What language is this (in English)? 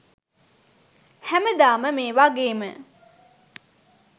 Sinhala